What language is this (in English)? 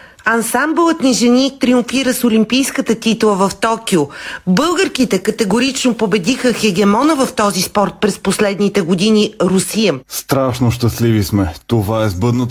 Bulgarian